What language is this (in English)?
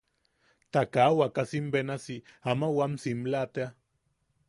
Yaqui